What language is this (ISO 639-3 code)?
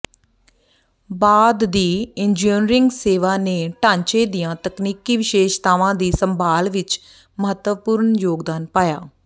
pan